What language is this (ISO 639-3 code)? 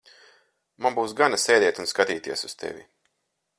lav